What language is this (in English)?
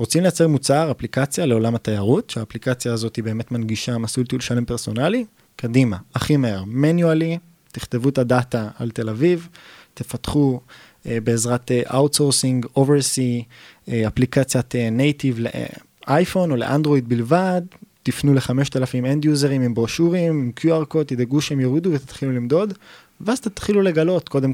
Hebrew